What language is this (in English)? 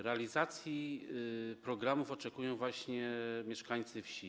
Polish